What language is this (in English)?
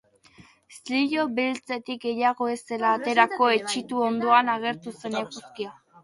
Basque